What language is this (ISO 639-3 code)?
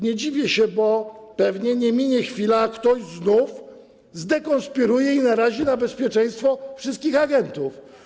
pol